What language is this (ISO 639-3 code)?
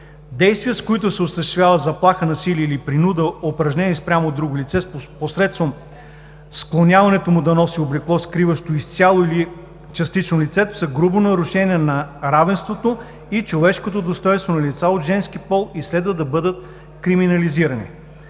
bul